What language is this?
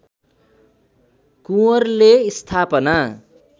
Nepali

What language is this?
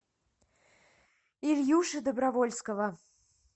Russian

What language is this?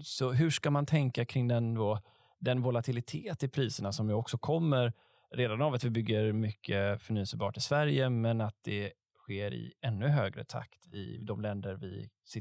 Swedish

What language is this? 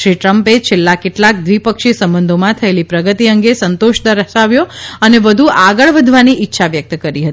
Gujarati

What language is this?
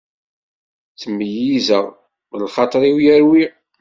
Kabyle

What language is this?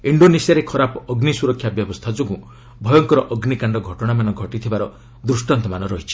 Odia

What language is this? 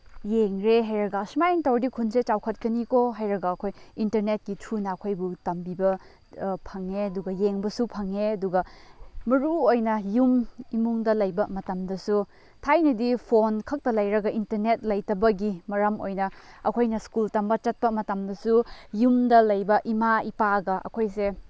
Manipuri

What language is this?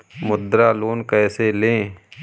Hindi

